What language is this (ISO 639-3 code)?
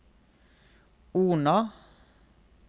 nor